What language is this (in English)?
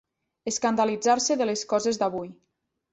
Catalan